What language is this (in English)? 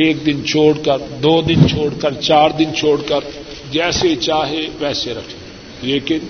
Urdu